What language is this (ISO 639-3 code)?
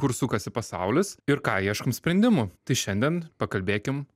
lit